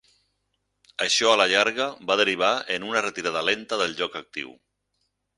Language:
Catalan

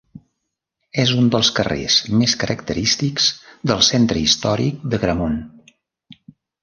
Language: Catalan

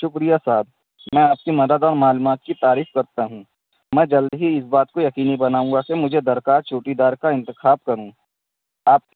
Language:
Urdu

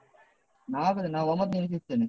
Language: Kannada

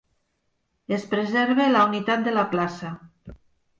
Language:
Catalan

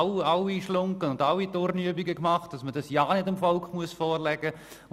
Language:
Swiss German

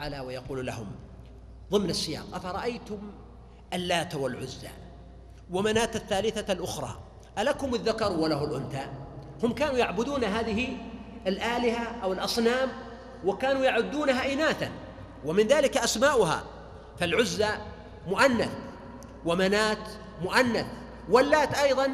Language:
Arabic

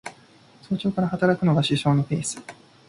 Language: Japanese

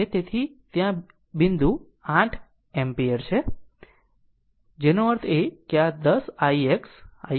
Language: Gujarati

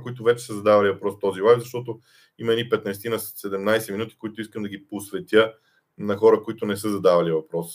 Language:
Bulgarian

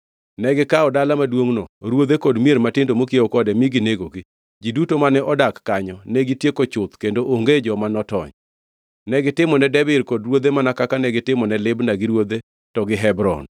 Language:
Luo (Kenya and Tanzania)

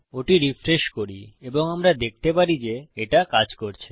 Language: Bangla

